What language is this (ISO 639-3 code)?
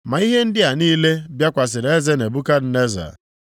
ibo